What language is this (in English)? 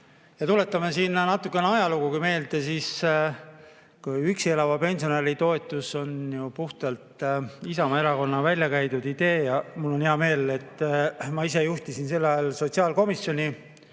Estonian